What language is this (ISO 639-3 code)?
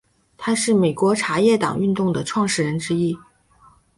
zho